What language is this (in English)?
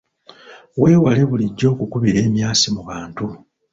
Ganda